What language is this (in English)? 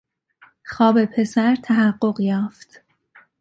Persian